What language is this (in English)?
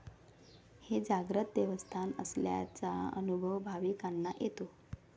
Marathi